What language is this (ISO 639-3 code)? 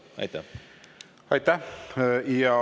est